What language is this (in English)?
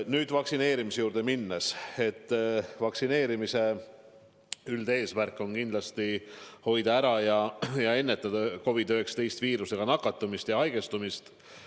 Estonian